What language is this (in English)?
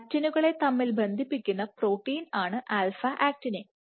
Malayalam